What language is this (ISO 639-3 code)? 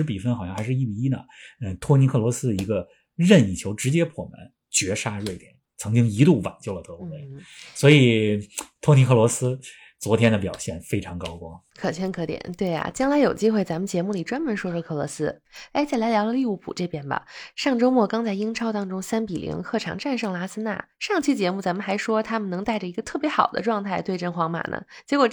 zho